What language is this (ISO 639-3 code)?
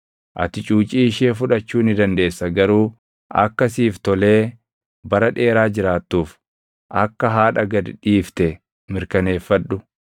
orm